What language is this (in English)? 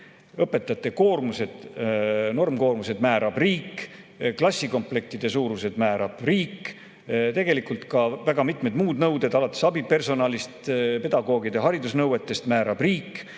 Estonian